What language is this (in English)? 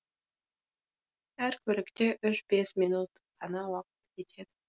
Kazakh